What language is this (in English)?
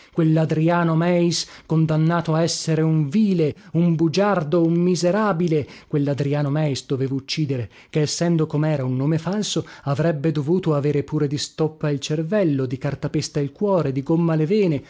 Italian